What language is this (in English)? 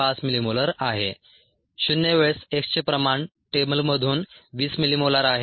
Marathi